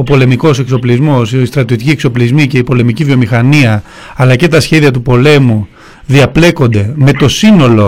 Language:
Greek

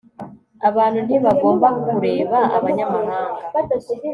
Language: Kinyarwanda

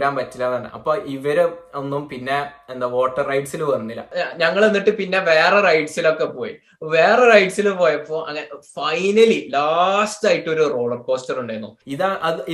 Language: Malayalam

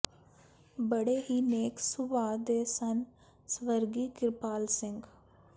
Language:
Punjabi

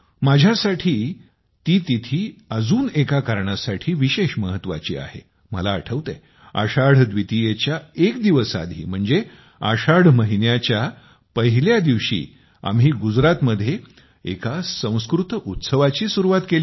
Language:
Marathi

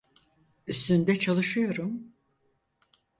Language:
Turkish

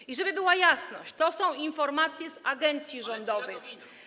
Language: Polish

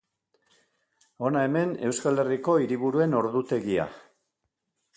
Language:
Basque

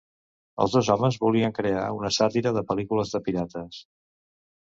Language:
Catalan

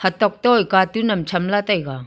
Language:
Wancho Naga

